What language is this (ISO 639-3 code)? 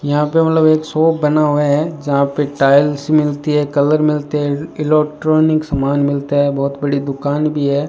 hin